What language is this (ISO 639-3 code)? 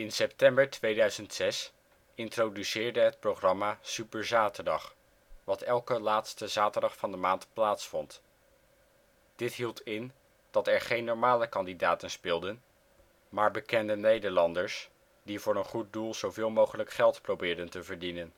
nld